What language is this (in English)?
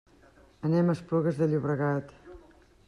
Catalan